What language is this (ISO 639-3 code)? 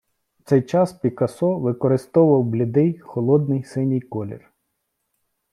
ukr